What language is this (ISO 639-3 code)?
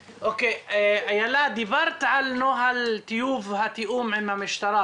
heb